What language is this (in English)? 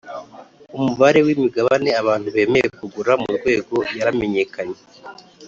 Kinyarwanda